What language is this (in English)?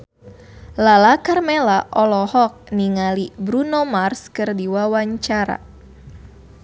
Sundanese